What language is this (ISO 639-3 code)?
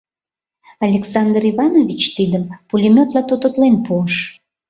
chm